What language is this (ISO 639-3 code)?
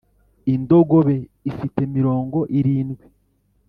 kin